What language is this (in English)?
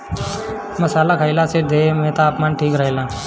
Bhojpuri